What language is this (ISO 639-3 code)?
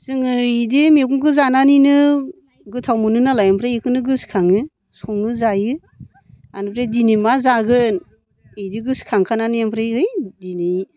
brx